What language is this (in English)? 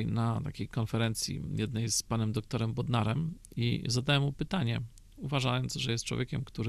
Polish